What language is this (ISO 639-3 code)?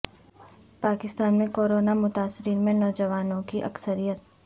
urd